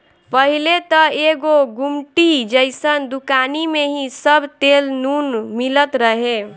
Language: Bhojpuri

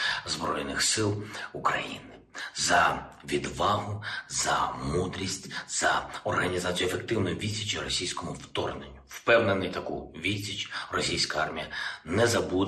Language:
Ukrainian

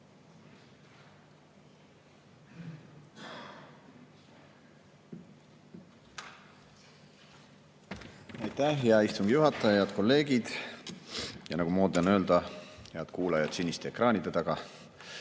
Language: Estonian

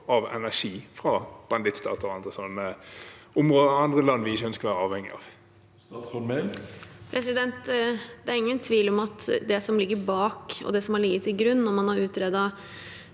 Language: Norwegian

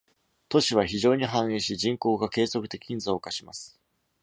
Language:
Japanese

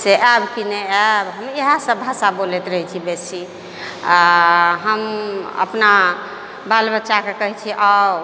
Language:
Maithili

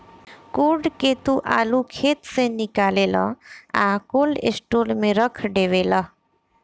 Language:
Bhojpuri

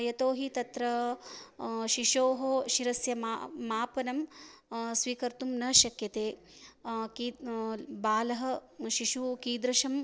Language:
Sanskrit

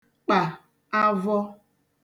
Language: Igbo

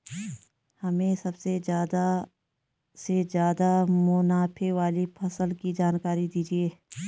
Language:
Hindi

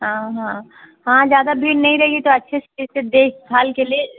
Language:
Hindi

